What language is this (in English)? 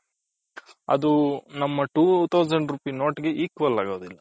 Kannada